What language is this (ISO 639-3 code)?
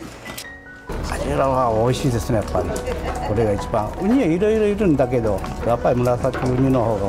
jpn